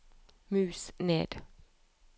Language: Norwegian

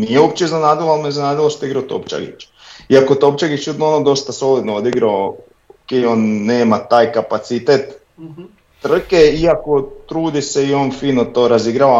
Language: Croatian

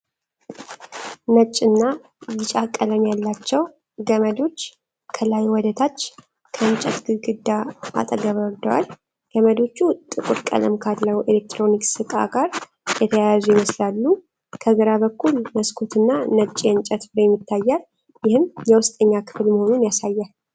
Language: Amharic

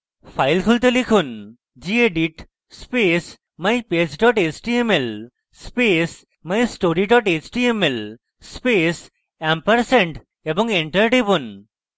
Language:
Bangla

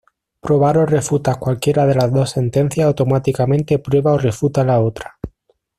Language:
Spanish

